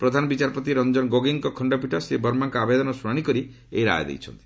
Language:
Odia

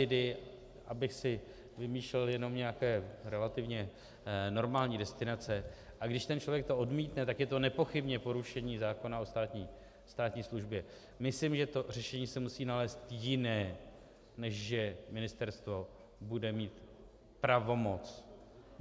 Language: Czech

